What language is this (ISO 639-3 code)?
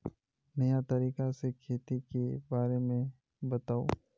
mag